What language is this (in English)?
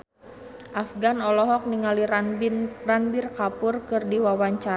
Sundanese